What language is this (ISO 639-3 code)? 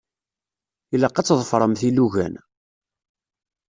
kab